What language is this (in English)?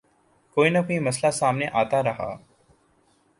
Urdu